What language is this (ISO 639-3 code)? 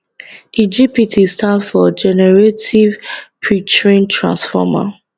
pcm